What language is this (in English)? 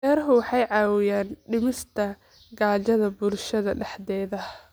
Somali